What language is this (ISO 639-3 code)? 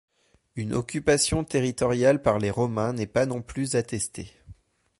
fra